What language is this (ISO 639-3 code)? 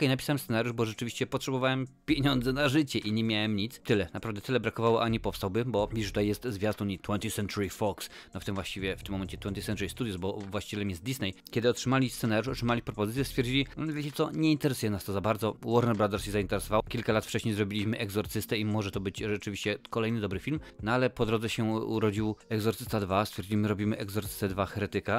pol